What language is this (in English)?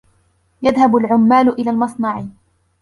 Arabic